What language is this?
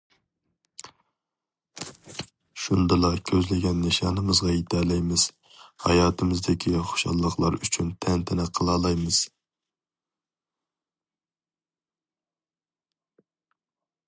Uyghur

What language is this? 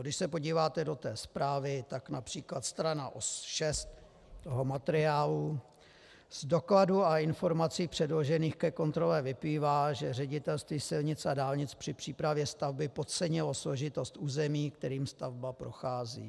Czech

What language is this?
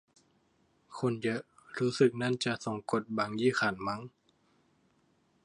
Thai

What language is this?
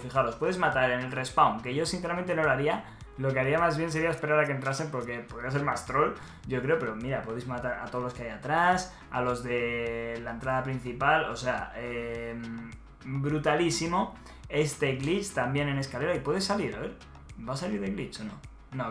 Spanish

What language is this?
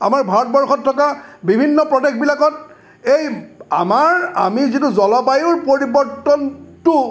Assamese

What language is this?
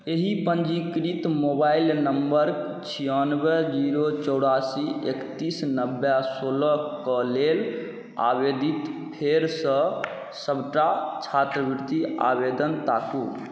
Maithili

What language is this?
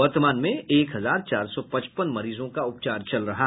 Hindi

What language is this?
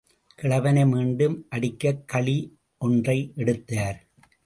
Tamil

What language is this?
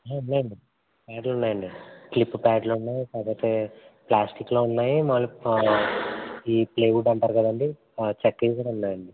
Telugu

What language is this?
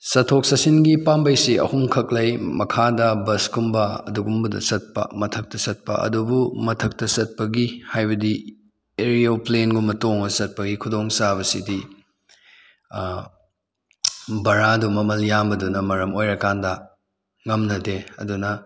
Manipuri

